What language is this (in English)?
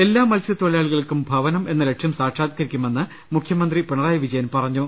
Malayalam